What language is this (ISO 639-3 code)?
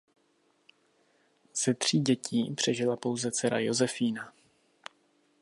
ces